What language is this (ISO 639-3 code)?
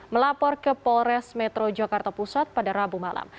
ind